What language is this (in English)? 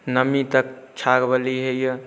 Maithili